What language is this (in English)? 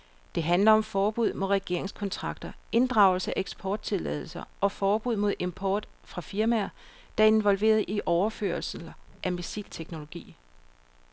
Danish